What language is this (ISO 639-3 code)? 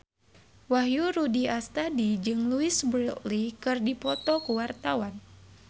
sun